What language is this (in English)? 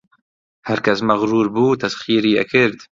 Central Kurdish